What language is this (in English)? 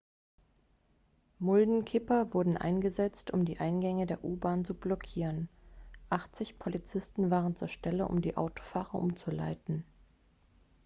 German